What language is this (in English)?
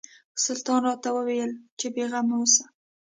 Pashto